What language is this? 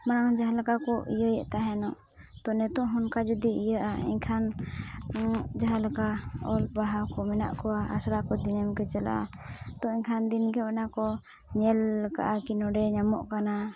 Santali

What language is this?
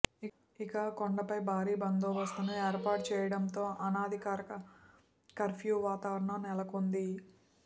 Telugu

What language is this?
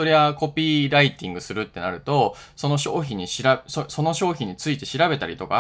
Japanese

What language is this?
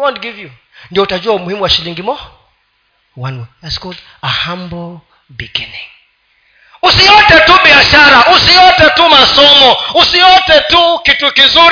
Swahili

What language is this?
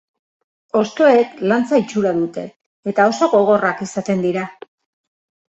Basque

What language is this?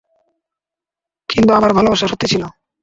Bangla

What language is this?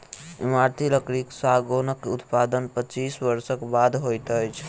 Maithili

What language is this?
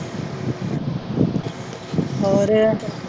Punjabi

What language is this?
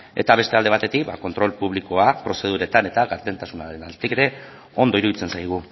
Basque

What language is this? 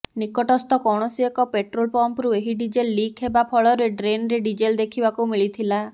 Odia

